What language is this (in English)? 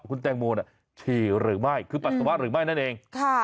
Thai